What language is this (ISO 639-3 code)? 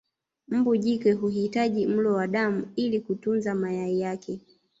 swa